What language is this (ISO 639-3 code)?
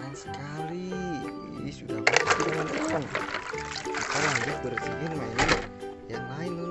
ind